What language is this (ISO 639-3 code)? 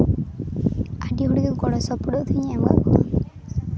sat